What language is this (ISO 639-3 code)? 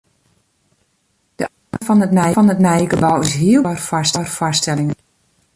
fry